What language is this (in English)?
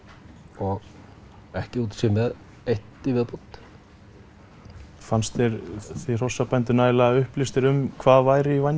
Icelandic